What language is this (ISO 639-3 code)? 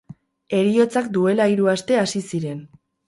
eus